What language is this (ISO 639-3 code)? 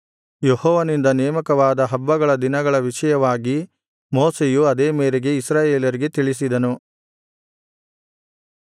kan